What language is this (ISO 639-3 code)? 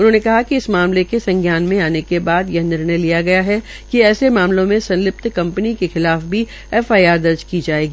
hin